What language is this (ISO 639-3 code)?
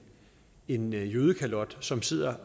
dan